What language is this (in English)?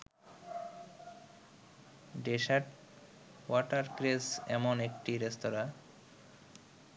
Bangla